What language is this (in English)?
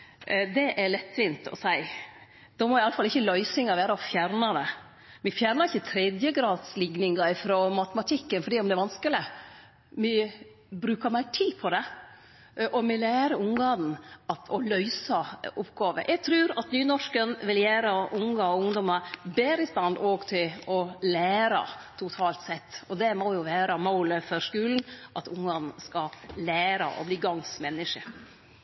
Norwegian Nynorsk